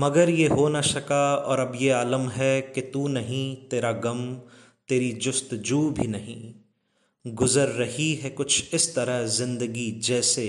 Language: Urdu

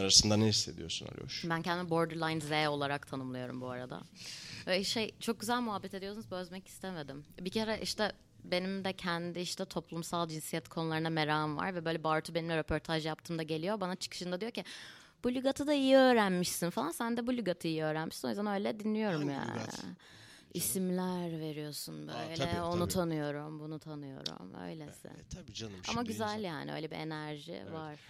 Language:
Turkish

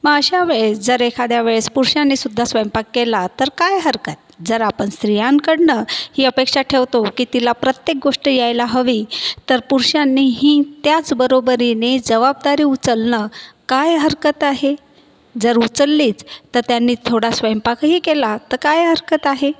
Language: Marathi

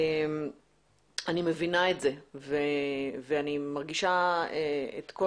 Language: Hebrew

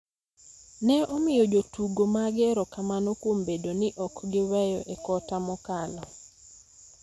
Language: Luo (Kenya and Tanzania)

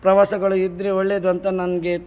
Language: Kannada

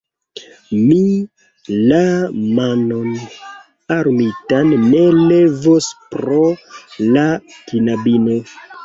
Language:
Esperanto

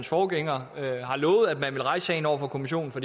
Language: Danish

